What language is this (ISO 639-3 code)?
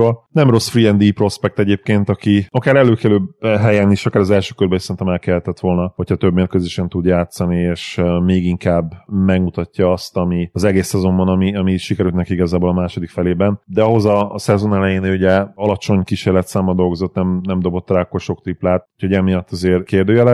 hun